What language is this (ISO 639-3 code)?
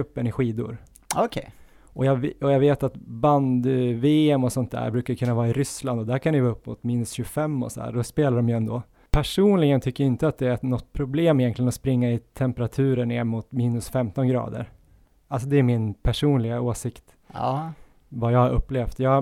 swe